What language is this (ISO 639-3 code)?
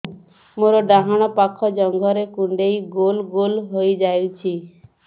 ori